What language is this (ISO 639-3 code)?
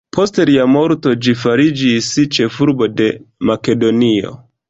epo